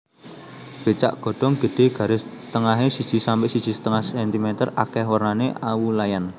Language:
Javanese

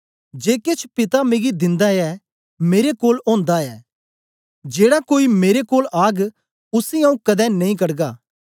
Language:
Dogri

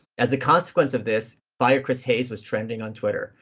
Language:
English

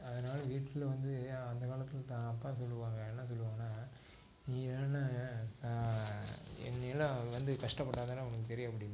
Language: Tamil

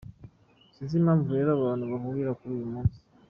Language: Kinyarwanda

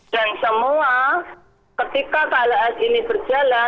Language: Indonesian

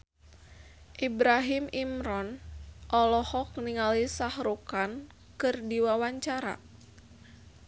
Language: Sundanese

